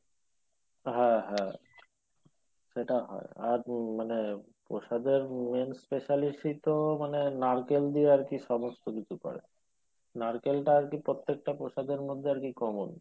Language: Bangla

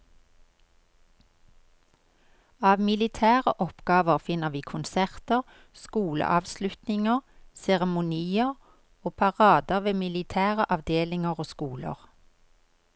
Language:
Norwegian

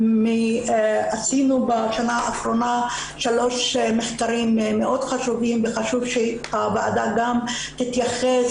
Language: Hebrew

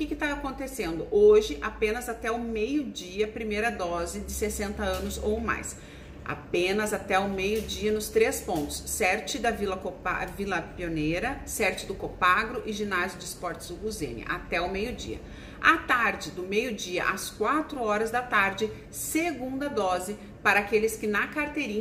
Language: Portuguese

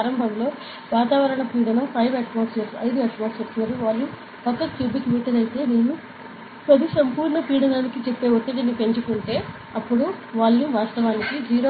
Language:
Telugu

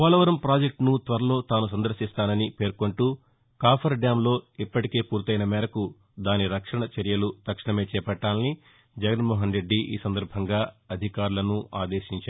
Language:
Telugu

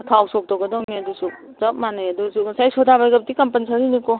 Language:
Manipuri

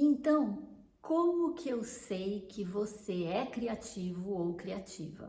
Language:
Portuguese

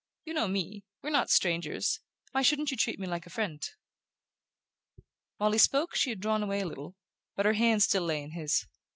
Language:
English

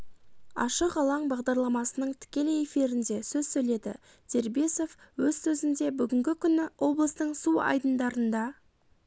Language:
Kazakh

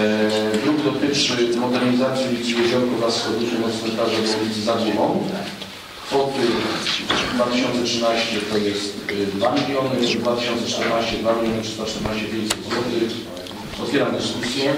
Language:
Polish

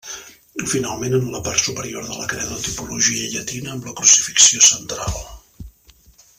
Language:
Catalan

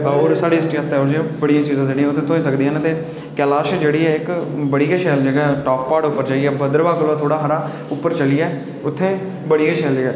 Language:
Dogri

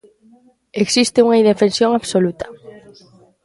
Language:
Galician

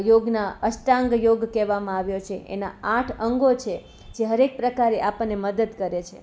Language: Gujarati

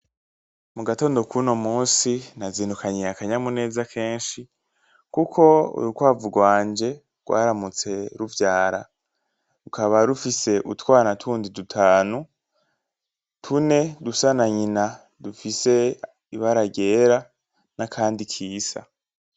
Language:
Rundi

